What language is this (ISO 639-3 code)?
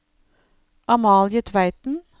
nor